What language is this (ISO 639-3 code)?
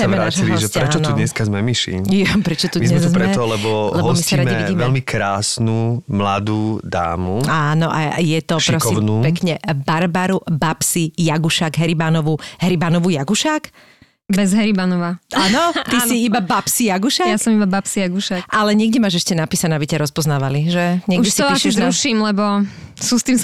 slk